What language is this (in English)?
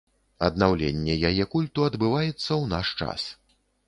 Belarusian